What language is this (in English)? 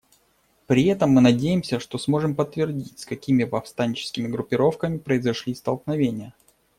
Russian